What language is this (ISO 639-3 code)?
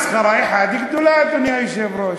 heb